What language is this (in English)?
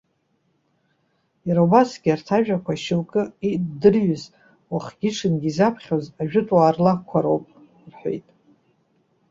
Abkhazian